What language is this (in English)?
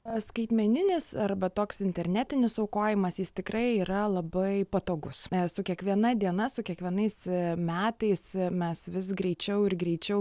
Lithuanian